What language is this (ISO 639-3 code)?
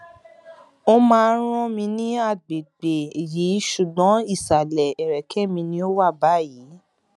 yor